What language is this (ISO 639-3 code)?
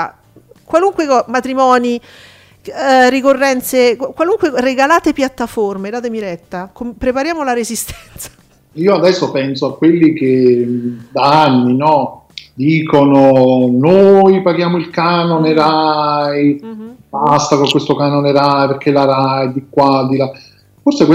ita